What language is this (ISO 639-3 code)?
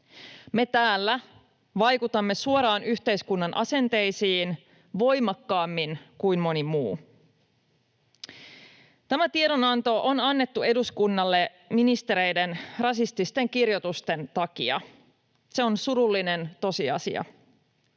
fin